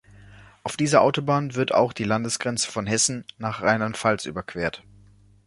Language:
German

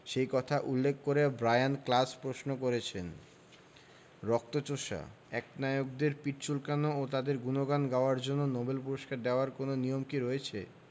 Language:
Bangla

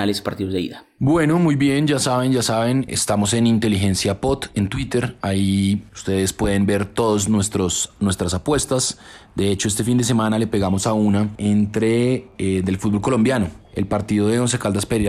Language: Spanish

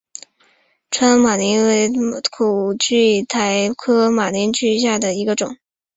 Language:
Chinese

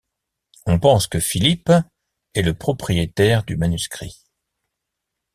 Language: French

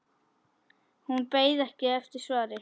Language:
Icelandic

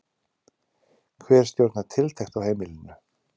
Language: Icelandic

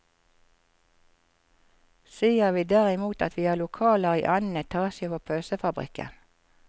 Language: Norwegian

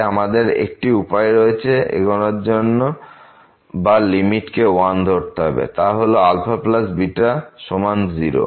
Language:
Bangla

